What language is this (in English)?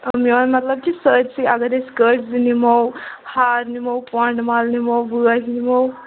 Kashmiri